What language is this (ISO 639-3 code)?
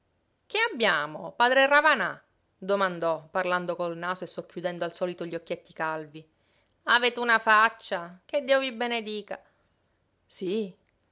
ita